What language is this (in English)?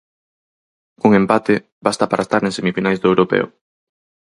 Galician